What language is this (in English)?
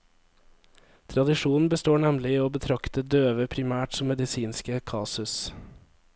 Norwegian